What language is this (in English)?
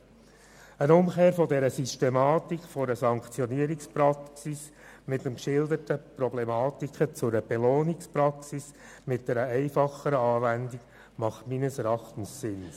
Swiss German